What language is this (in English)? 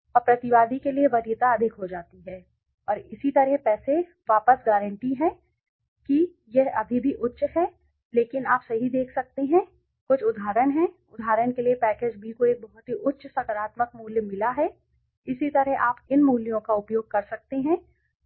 Hindi